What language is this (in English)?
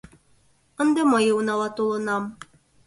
Mari